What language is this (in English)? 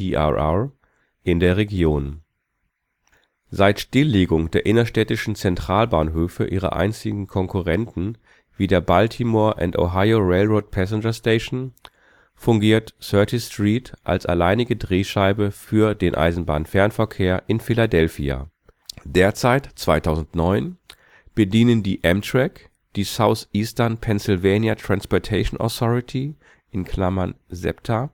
German